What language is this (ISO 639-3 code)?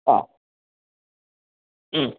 mal